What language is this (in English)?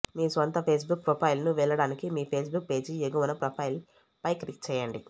Telugu